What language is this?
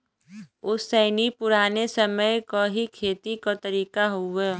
Bhojpuri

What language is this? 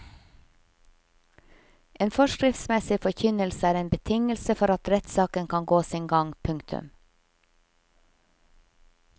Norwegian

